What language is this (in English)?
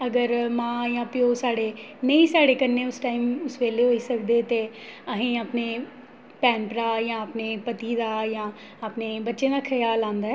Dogri